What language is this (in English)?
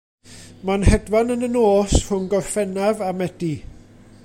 Welsh